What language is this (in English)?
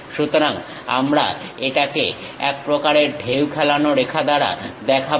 Bangla